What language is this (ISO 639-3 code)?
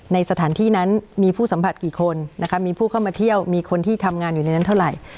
tha